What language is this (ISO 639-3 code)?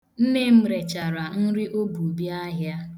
ibo